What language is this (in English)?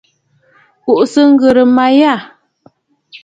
Bafut